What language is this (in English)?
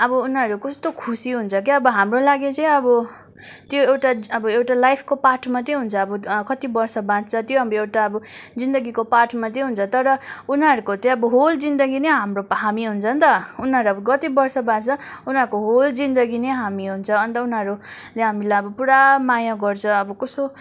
Nepali